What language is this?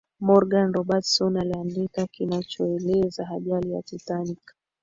Swahili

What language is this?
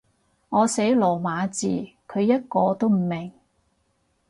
Cantonese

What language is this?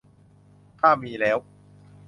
Thai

